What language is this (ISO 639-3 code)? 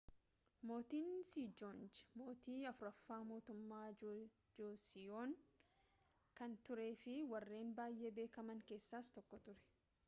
orm